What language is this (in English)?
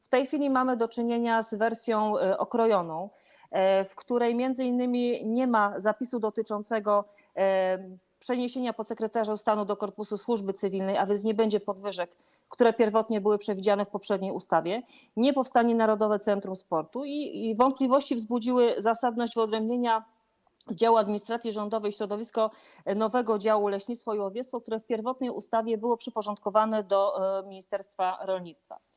Polish